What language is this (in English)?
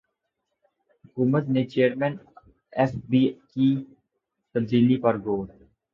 Urdu